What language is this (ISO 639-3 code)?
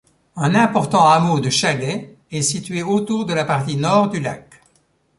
fra